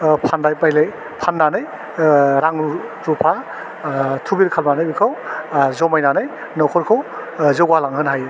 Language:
Bodo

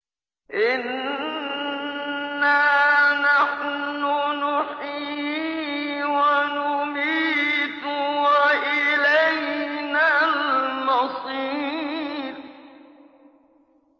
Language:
Arabic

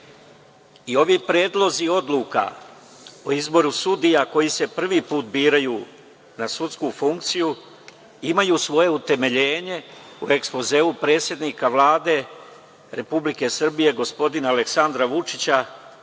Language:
Serbian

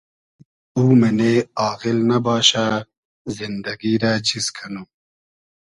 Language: Hazaragi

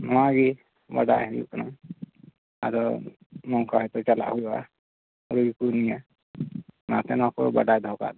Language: Santali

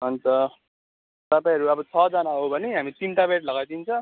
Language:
Nepali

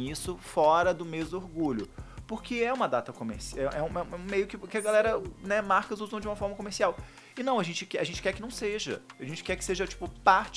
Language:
Portuguese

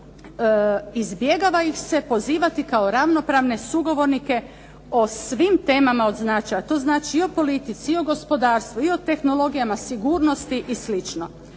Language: Croatian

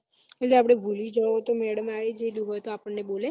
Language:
Gujarati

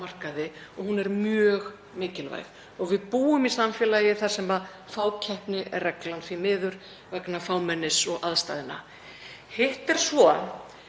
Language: Icelandic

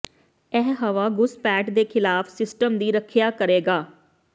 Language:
Punjabi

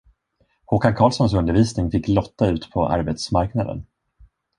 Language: Swedish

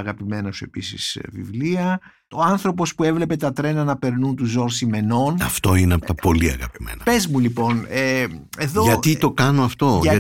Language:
Greek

